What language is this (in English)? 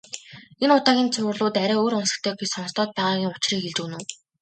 Mongolian